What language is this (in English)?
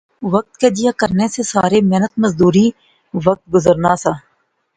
Pahari-Potwari